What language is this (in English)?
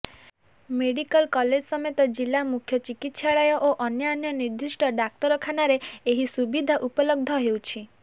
Odia